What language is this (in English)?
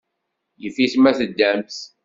Kabyle